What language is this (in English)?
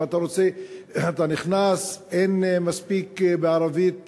Hebrew